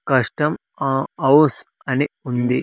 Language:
Telugu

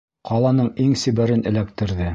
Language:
Bashkir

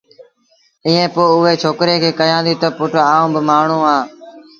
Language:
Sindhi Bhil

